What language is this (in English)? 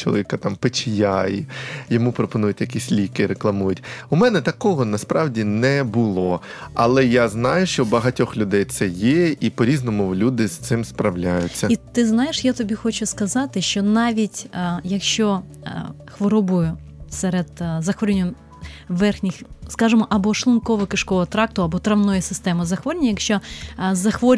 Ukrainian